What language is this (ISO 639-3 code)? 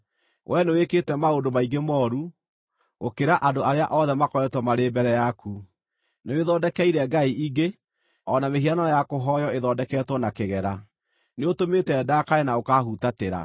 kik